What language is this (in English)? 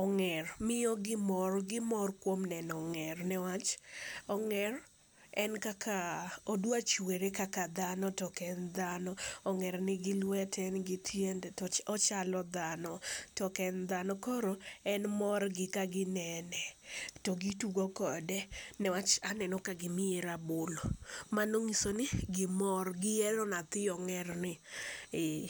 Luo (Kenya and Tanzania)